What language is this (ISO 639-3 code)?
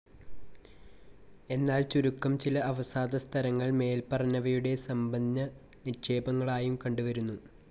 mal